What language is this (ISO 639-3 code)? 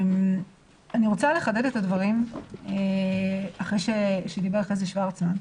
heb